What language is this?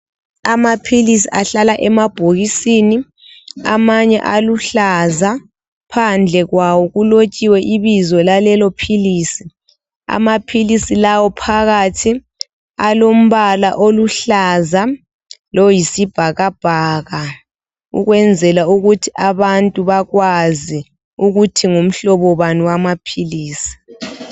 North Ndebele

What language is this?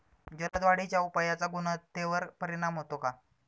Marathi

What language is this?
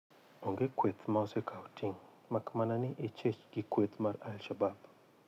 Luo (Kenya and Tanzania)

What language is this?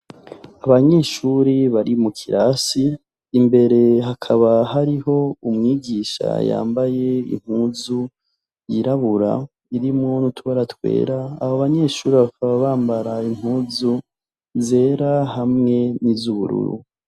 Rundi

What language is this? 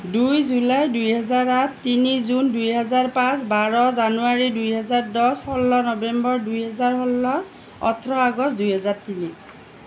Assamese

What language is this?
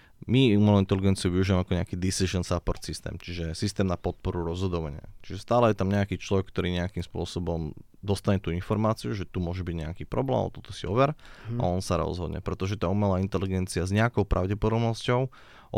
Slovak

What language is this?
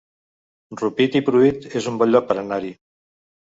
Catalan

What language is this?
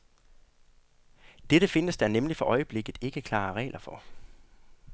Danish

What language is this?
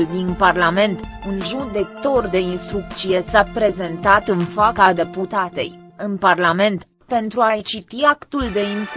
Romanian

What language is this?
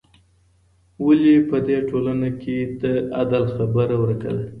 Pashto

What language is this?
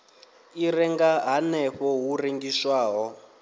Venda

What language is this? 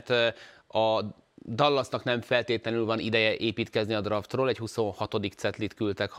Hungarian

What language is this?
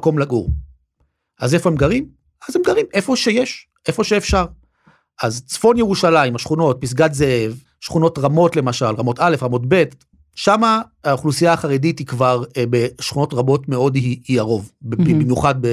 Hebrew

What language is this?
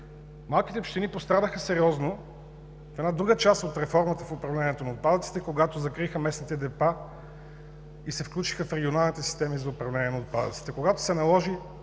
Bulgarian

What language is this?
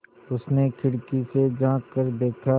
Hindi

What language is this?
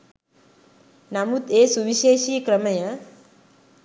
Sinhala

